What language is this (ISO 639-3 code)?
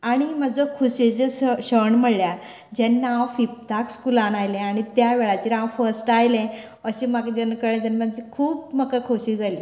kok